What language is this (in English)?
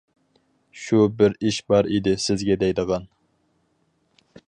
Uyghur